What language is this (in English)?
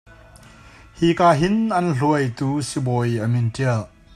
Hakha Chin